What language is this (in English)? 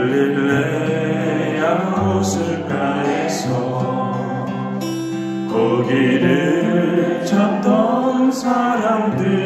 Korean